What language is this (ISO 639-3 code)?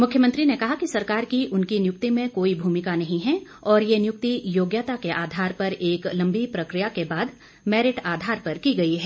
hin